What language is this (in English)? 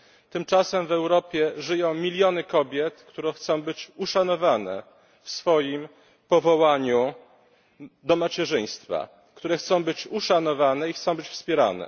Polish